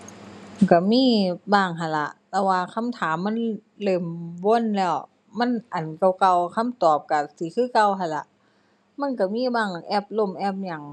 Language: Thai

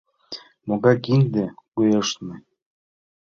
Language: Mari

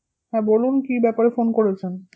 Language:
Bangla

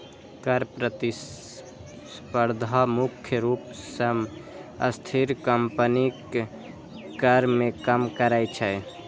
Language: Maithili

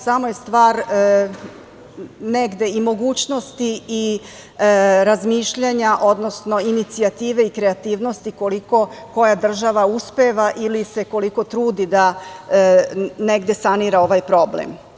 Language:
Serbian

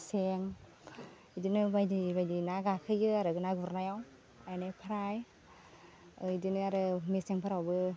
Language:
Bodo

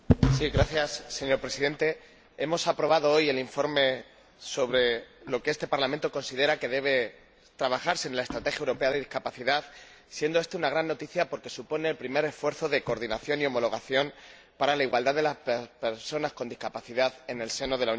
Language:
Spanish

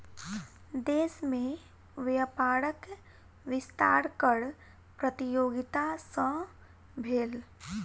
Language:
Maithili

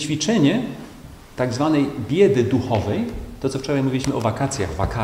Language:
Polish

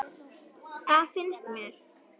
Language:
Icelandic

